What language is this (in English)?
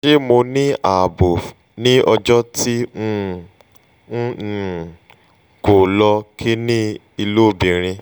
Yoruba